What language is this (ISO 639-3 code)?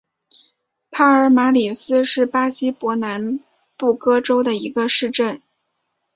zho